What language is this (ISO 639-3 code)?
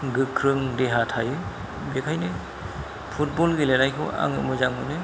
brx